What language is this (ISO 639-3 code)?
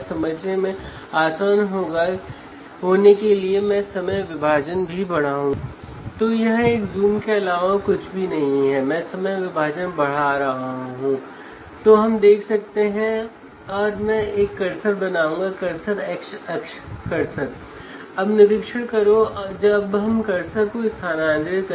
hin